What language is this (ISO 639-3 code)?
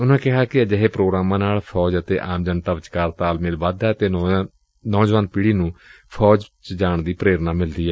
pan